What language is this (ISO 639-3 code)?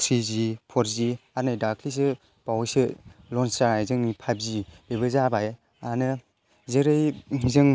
brx